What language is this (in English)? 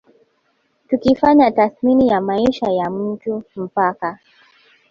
Swahili